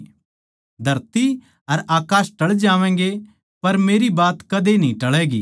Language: Haryanvi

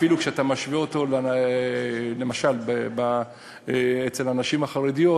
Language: Hebrew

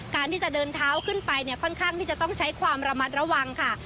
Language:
Thai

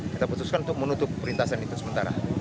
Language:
Indonesian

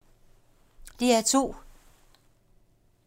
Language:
Danish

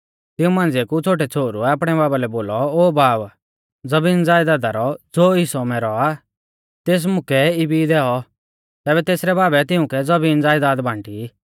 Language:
Mahasu Pahari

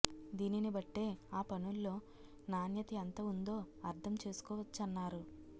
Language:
Telugu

